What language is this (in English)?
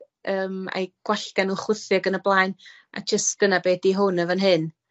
Welsh